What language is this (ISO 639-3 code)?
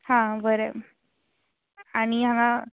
kok